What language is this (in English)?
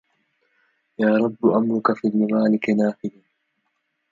Arabic